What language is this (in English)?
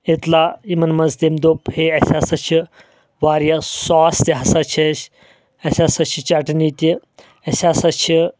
Kashmiri